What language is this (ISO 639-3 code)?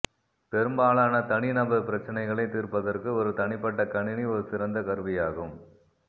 tam